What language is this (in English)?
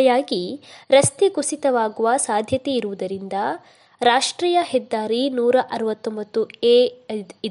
Kannada